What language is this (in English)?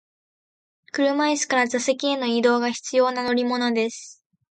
Japanese